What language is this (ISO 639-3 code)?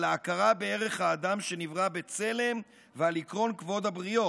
heb